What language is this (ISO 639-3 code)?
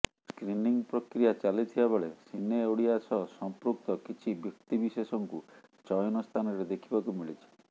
ori